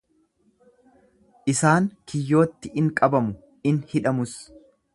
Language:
Oromo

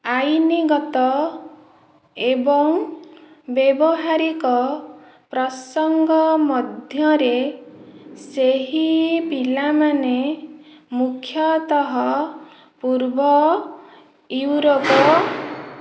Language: Odia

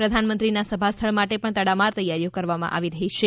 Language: Gujarati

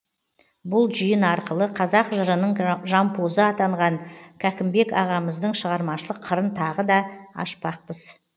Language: Kazakh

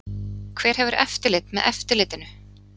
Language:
Icelandic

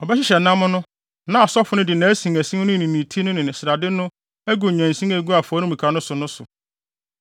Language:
Akan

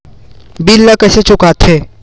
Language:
Chhattisgarhi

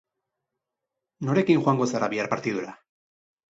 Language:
Basque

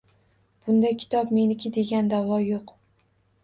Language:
Uzbek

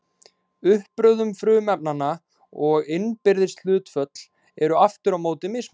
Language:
Icelandic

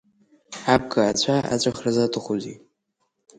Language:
Abkhazian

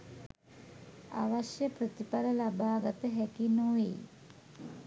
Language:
Sinhala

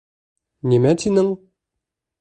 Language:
Bashkir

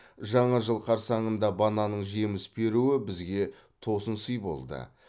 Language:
Kazakh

